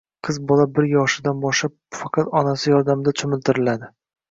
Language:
Uzbek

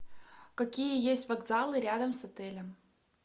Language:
Russian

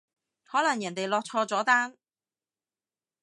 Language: Cantonese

